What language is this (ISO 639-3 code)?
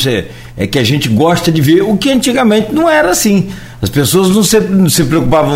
por